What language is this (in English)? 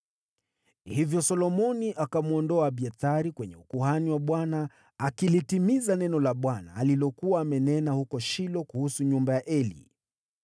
Swahili